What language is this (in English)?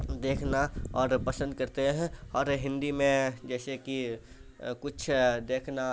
Urdu